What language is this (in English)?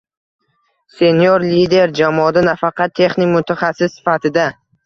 Uzbek